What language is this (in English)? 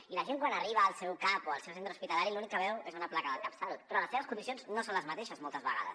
Catalan